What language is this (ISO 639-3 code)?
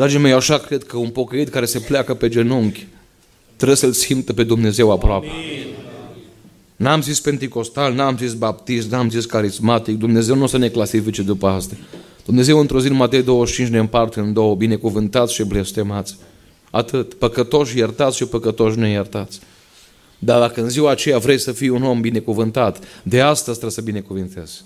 ron